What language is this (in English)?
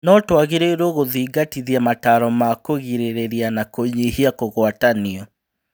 Kikuyu